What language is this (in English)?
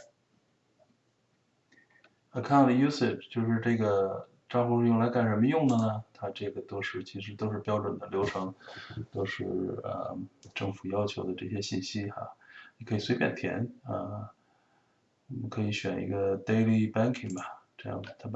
Chinese